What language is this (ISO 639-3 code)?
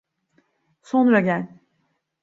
tur